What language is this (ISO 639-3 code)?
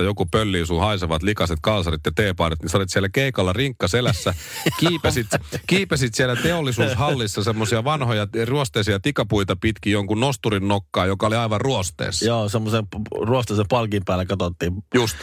fin